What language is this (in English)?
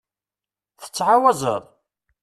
Kabyle